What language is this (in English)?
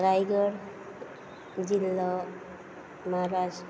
Konkani